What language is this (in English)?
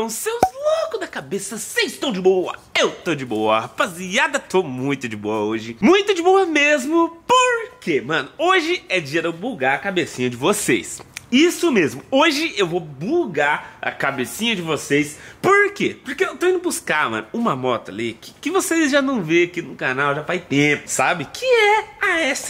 Portuguese